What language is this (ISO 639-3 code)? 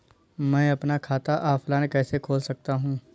hin